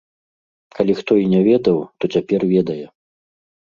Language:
Belarusian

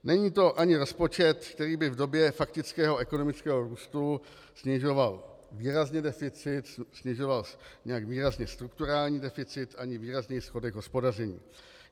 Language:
Czech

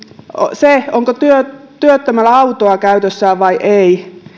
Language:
Finnish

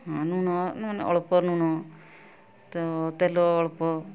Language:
Odia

